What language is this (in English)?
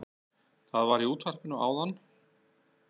Icelandic